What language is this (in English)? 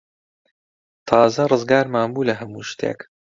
Central Kurdish